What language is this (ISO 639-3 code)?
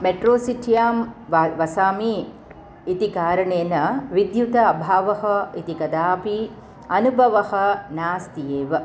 san